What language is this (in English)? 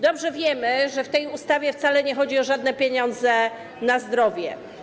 Polish